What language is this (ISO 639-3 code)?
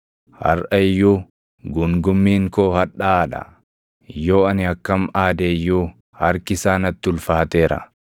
orm